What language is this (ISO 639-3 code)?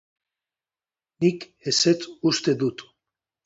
eus